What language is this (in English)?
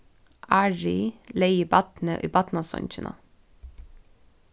Faroese